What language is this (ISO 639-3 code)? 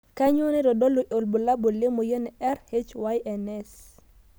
mas